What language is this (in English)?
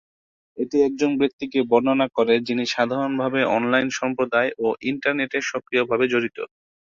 Bangla